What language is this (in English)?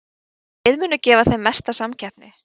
Icelandic